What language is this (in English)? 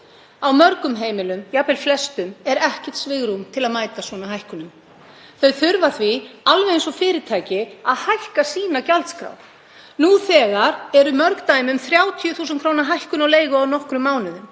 Icelandic